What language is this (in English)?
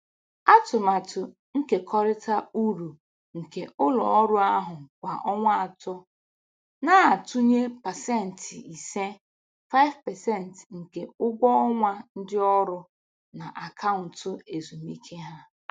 Igbo